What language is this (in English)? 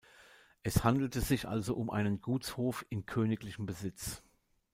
German